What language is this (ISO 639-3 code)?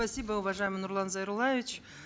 kaz